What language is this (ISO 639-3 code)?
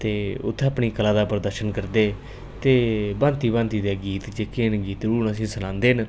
doi